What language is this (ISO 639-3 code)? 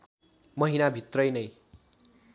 nep